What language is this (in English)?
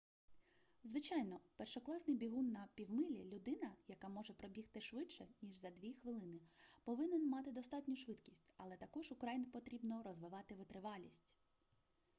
Ukrainian